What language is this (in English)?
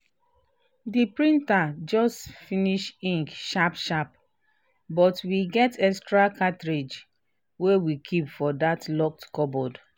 Nigerian Pidgin